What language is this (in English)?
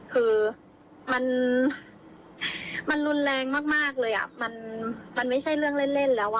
Thai